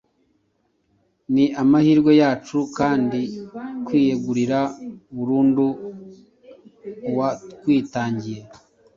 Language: Kinyarwanda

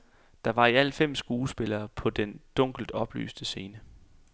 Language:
Danish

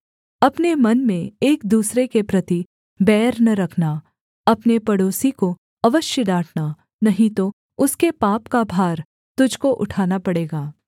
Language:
Hindi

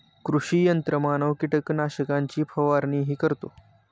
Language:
Marathi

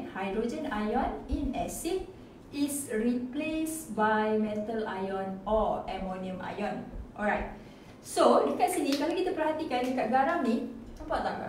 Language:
Malay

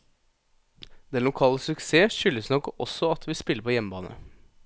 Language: Norwegian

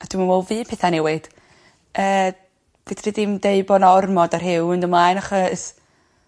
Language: Welsh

